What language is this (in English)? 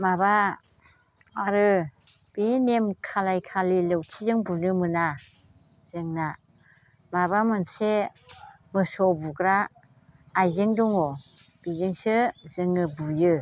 Bodo